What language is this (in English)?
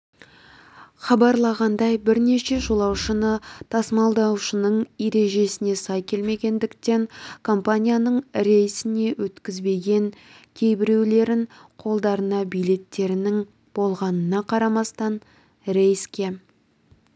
Kazakh